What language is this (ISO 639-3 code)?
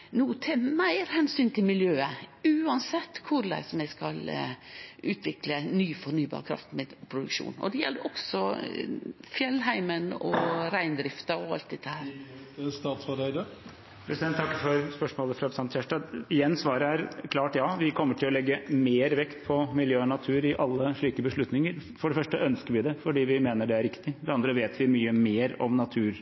nor